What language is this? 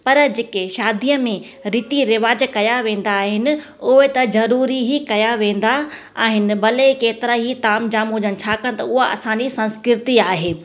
Sindhi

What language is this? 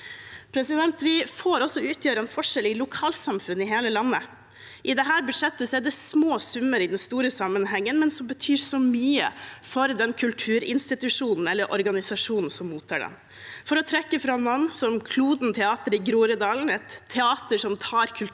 Norwegian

